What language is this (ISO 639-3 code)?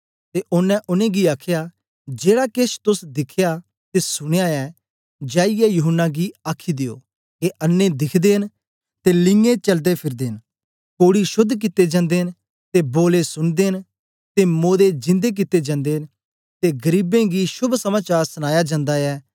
doi